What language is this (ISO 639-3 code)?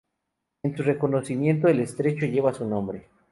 spa